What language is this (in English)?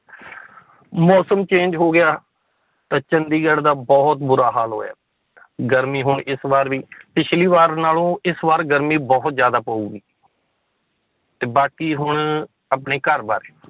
Punjabi